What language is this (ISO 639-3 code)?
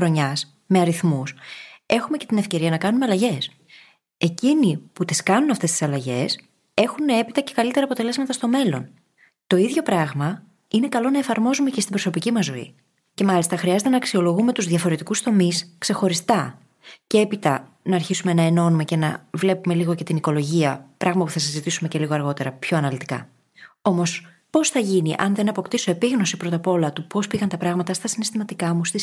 ell